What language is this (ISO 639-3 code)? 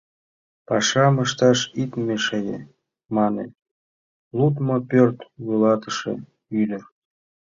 chm